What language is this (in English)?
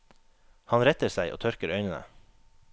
Norwegian